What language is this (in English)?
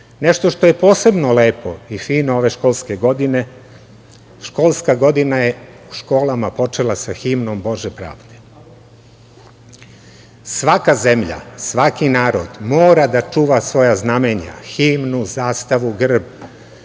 Serbian